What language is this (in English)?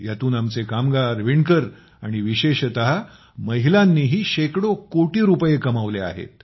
Marathi